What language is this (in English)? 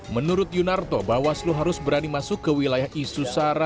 Indonesian